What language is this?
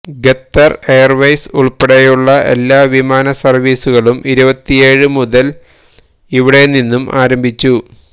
Malayalam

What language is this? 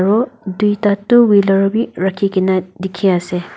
Naga Pidgin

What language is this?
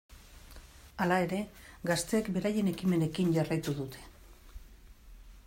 Basque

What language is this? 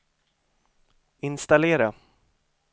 Swedish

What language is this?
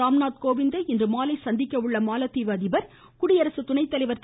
Tamil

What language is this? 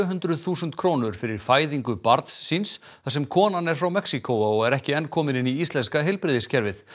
Icelandic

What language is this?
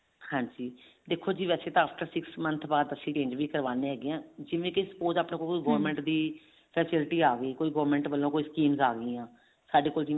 Punjabi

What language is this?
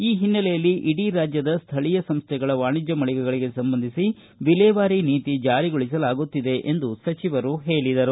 Kannada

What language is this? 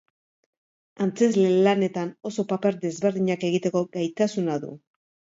Basque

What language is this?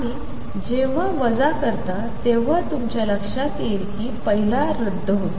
Marathi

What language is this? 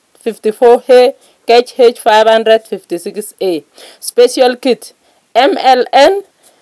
Kalenjin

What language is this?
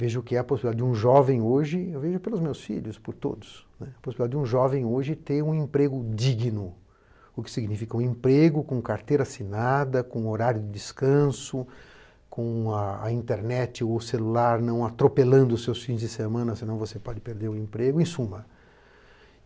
Portuguese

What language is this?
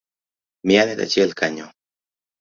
Luo (Kenya and Tanzania)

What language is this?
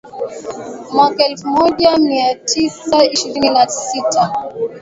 Swahili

